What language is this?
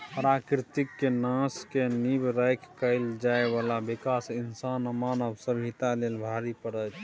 Maithili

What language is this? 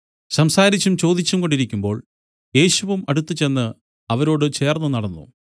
Malayalam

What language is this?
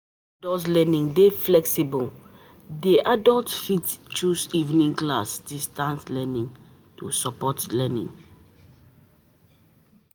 Nigerian Pidgin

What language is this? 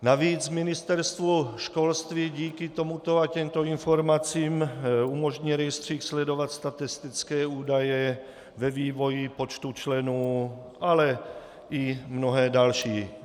Czech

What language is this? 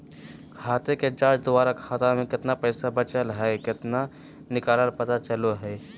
Magahi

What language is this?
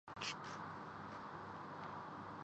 Urdu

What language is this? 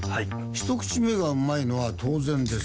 Japanese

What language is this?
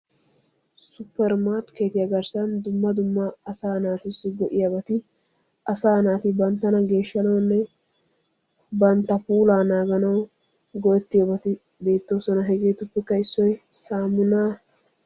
Wolaytta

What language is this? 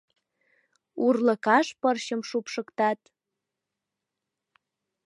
Mari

